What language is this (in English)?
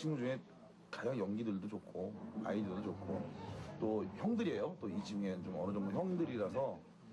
Korean